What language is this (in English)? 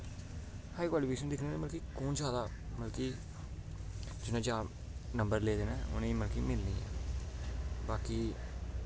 Dogri